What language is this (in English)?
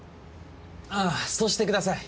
Japanese